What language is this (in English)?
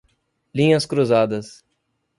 Portuguese